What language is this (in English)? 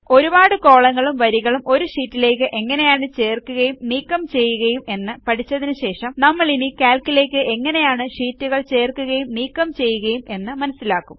Malayalam